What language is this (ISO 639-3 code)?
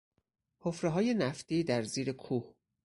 fas